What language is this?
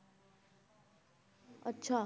Punjabi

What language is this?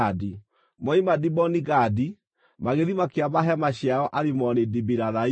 Kikuyu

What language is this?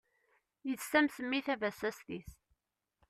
Kabyle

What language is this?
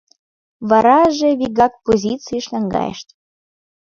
Mari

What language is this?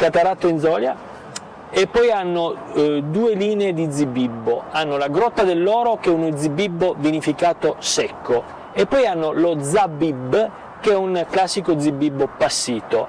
Italian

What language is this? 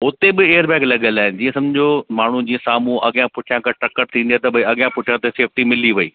Sindhi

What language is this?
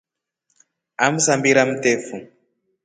Rombo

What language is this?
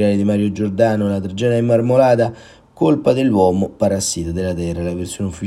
Italian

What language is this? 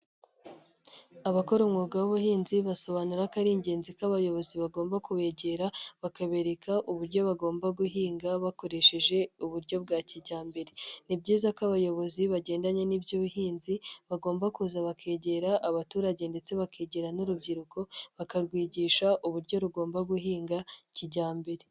Kinyarwanda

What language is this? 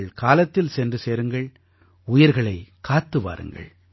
Tamil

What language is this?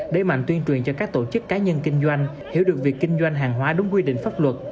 Vietnamese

